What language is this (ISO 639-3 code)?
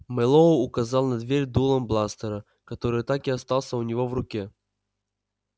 rus